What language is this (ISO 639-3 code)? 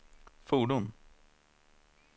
swe